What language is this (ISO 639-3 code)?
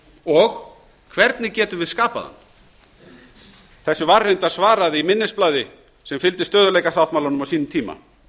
isl